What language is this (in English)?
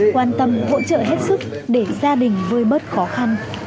Vietnamese